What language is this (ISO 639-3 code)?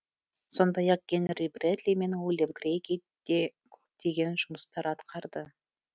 kaz